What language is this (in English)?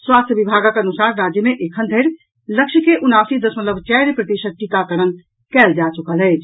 Maithili